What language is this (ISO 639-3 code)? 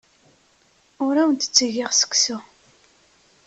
kab